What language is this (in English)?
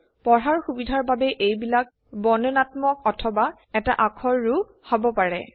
Assamese